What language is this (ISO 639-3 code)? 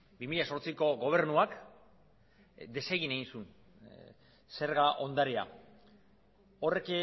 eus